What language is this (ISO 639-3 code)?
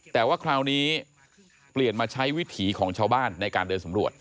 tha